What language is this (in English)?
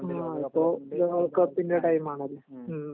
Malayalam